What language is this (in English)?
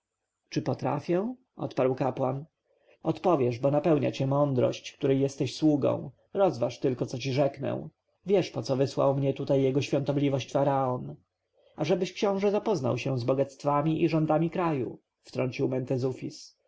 Polish